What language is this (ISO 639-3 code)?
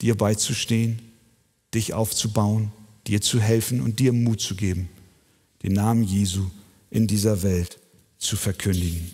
deu